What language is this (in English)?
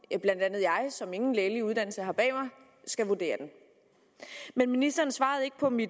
Danish